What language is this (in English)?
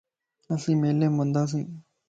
Lasi